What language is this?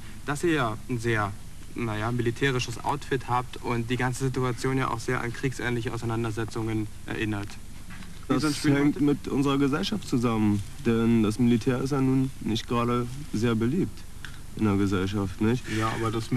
German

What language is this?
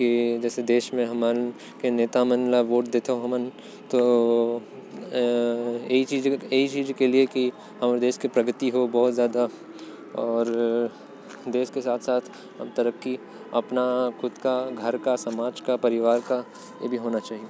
Korwa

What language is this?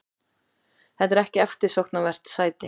Icelandic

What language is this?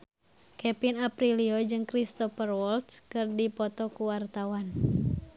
Sundanese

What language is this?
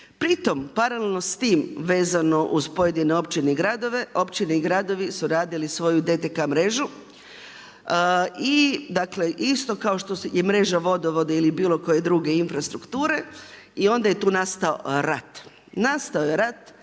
Croatian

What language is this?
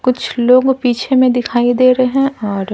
Hindi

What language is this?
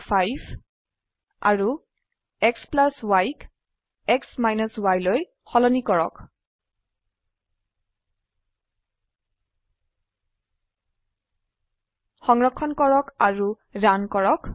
Assamese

